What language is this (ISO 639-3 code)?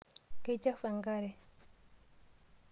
mas